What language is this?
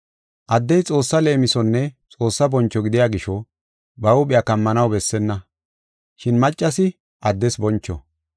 Gofa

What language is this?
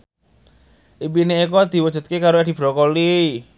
Javanese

